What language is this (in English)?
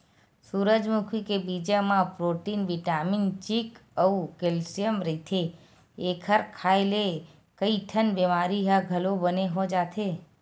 Chhattisgarhi